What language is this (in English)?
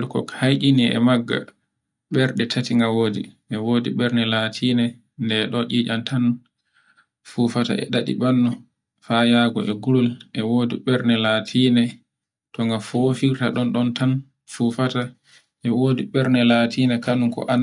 Borgu Fulfulde